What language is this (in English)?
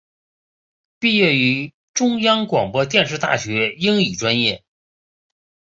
Chinese